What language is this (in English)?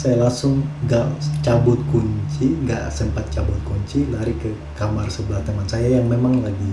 Indonesian